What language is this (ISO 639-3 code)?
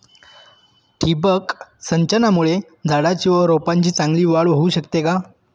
mar